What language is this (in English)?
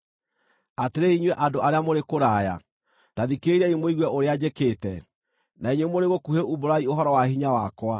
Kikuyu